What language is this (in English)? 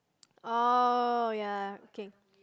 English